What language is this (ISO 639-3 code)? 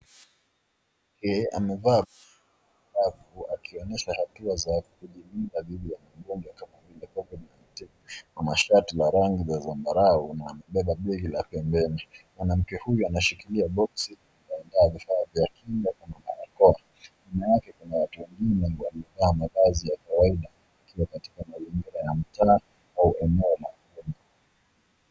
swa